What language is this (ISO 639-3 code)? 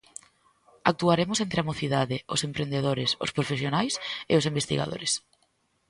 glg